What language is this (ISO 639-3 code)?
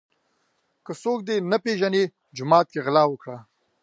pus